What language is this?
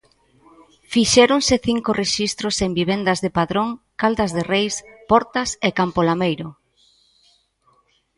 Galician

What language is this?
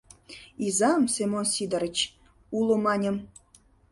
Mari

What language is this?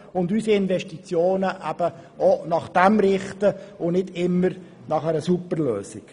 Swiss German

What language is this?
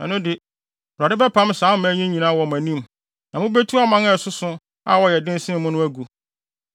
Akan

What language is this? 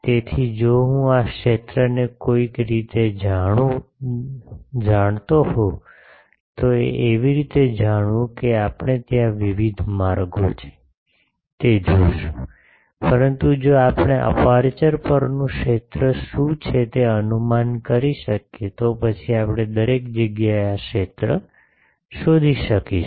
Gujarati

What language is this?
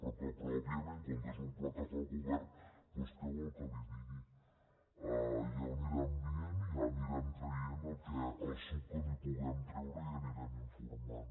Catalan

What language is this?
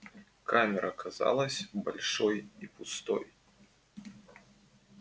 Russian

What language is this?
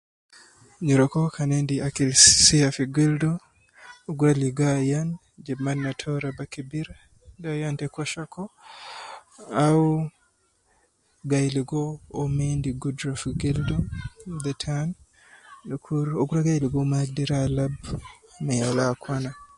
Nubi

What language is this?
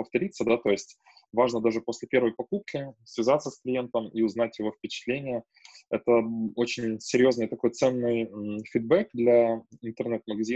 Russian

